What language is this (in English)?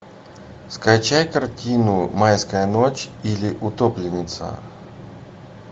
Russian